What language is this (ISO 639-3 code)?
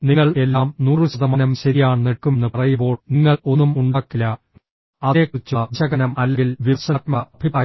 mal